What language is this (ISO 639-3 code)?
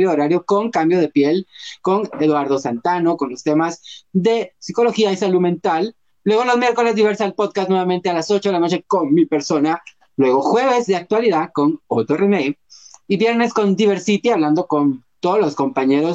spa